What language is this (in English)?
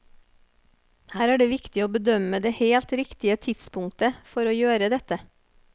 Norwegian